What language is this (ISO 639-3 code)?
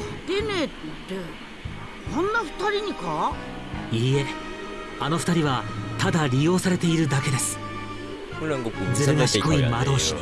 jpn